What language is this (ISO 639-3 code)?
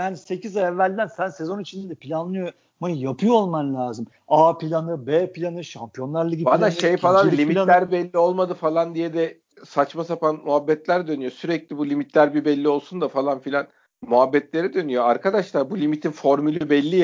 tur